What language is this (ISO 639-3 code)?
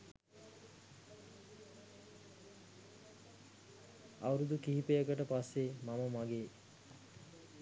sin